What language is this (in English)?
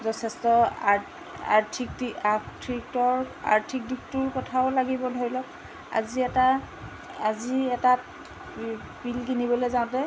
Assamese